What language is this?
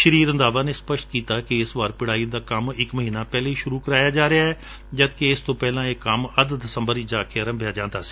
Punjabi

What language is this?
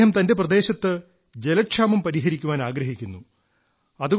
Malayalam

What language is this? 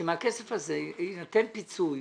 Hebrew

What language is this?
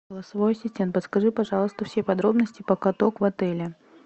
Russian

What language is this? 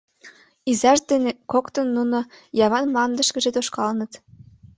Mari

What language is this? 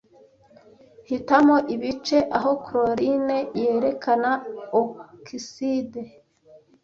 Kinyarwanda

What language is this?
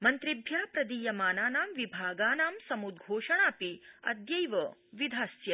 Sanskrit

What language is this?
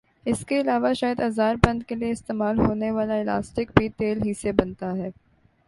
Urdu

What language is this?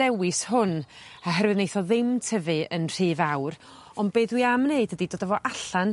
Welsh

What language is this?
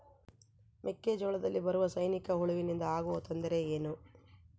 Kannada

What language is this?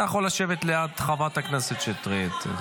Hebrew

